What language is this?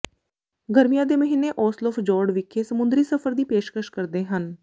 Punjabi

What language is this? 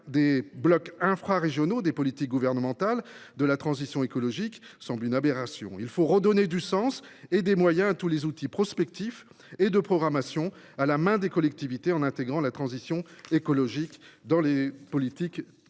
French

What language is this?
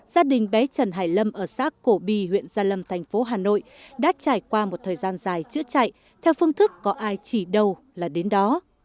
Vietnamese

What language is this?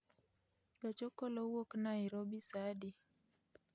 Luo (Kenya and Tanzania)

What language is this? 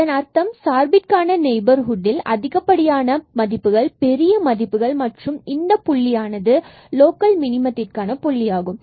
Tamil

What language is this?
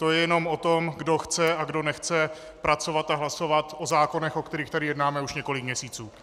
Czech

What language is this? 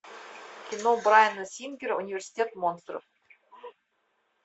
Russian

